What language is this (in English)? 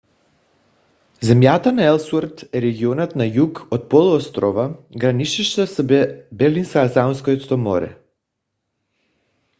Bulgarian